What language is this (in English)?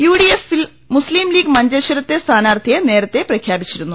Malayalam